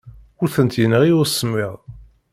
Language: Kabyle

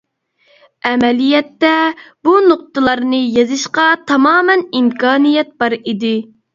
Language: Uyghur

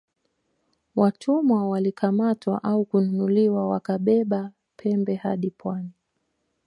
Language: Swahili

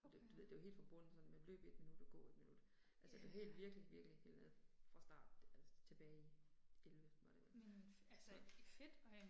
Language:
Danish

